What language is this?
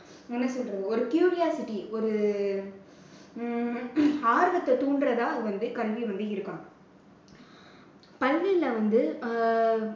Tamil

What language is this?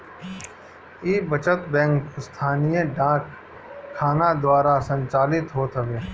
Bhojpuri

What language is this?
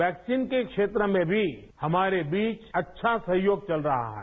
Hindi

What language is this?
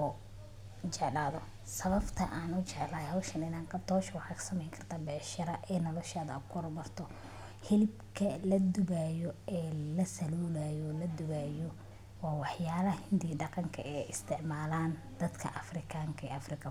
Somali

